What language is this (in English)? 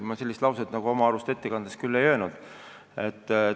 Estonian